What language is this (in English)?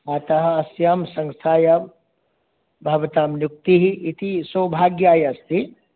Sanskrit